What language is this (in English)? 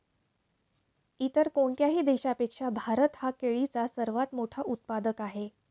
Marathi